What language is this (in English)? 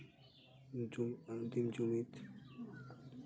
Santali